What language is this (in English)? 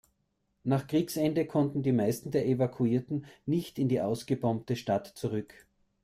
German